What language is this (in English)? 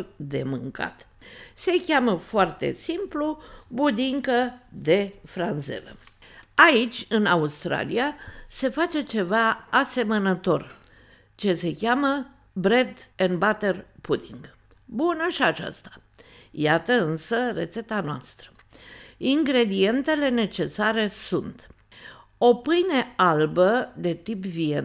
Romanian